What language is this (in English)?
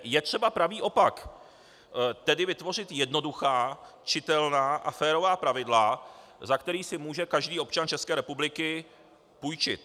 Czech